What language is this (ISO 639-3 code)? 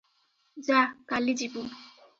ori